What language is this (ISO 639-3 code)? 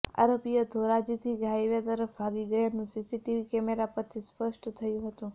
guj